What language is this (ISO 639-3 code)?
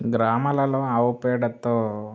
tel